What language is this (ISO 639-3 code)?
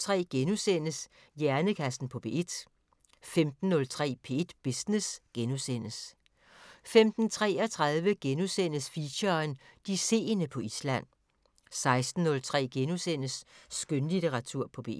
dan